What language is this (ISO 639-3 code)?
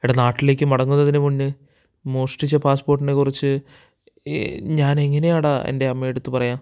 mal